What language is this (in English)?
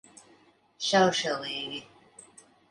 Latvian